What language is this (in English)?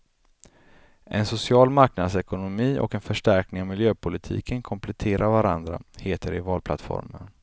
Swedish